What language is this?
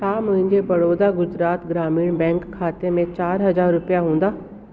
Sindhi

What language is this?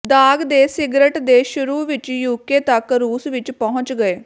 Punjabi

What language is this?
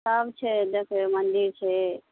Maithili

